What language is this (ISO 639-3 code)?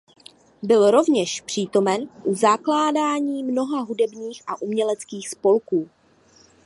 ces